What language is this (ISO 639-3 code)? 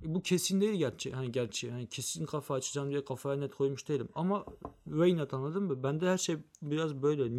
tur